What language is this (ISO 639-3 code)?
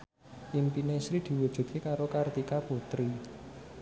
jav